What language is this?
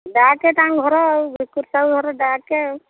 Odia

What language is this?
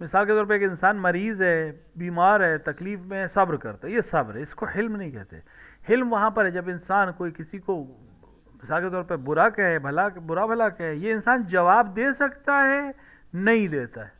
Arabic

